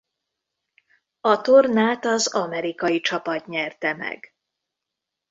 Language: Hungarian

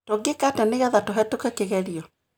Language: Kikuyu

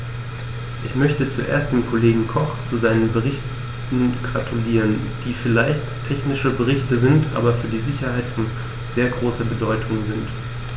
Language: German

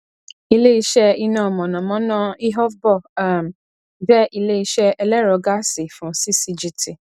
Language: Yoruba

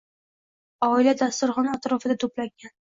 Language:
Uzbek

